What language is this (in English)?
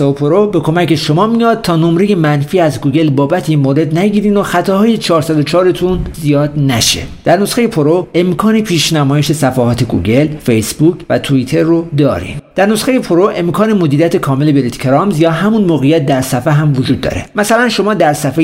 Persian